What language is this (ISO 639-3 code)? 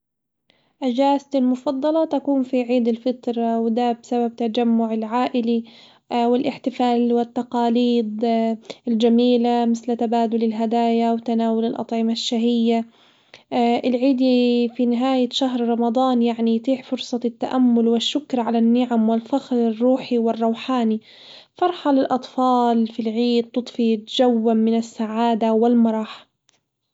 acw